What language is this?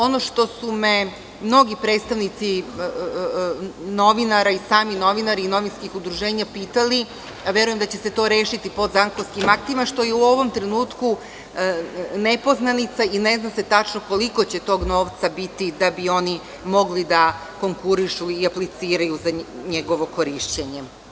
Serbian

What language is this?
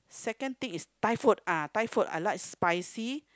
English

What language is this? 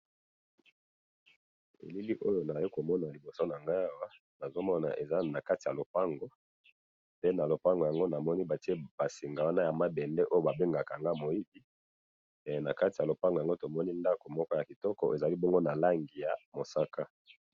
Lingala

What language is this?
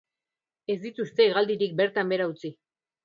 Basque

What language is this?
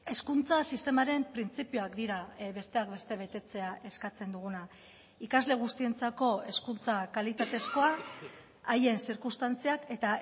Basque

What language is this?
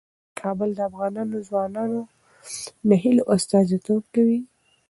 Pashto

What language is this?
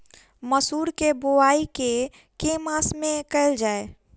Maithili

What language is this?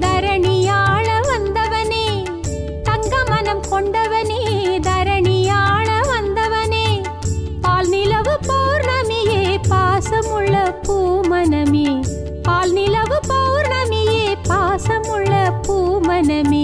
Tamil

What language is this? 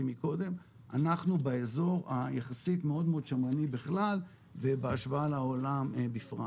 Hebrew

